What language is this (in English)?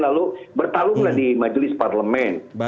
Indonesian